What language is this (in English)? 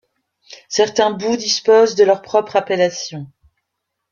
French